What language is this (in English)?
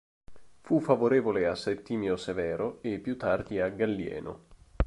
Italian